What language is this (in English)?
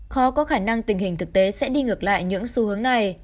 Vietnamese